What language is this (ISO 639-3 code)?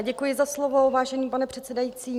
ces